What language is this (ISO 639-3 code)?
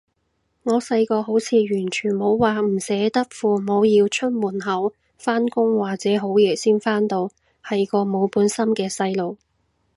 yue